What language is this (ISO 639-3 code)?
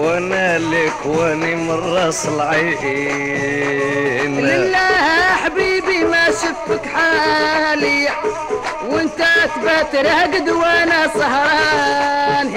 ara